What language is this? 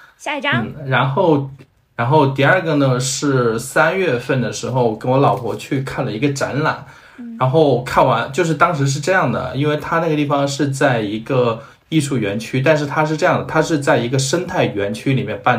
Chinese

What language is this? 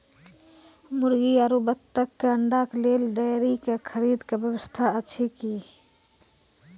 Maithili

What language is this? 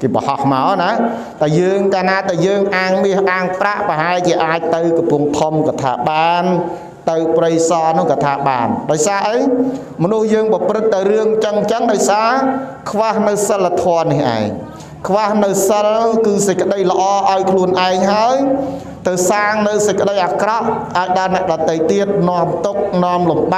Thai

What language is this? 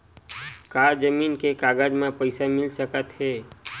Chhattisgarhi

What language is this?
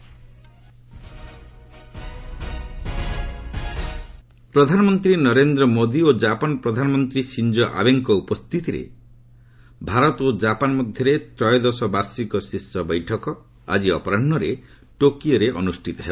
Odia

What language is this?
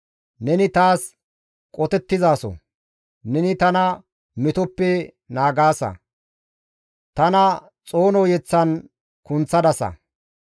Gamo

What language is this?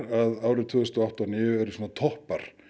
Icelandic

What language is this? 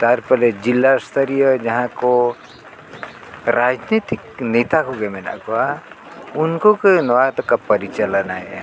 Santali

